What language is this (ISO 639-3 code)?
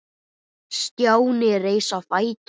isl